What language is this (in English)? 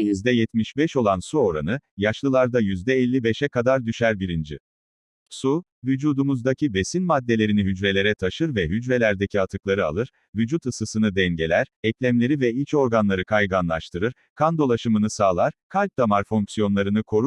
Turkish